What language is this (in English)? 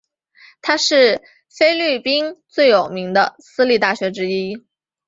Chinese